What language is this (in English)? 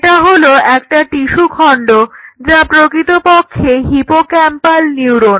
Bangla